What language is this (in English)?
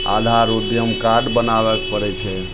Maithili